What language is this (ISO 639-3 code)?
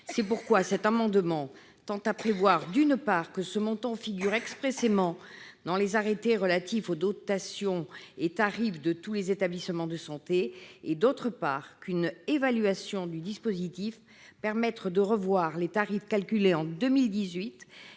fra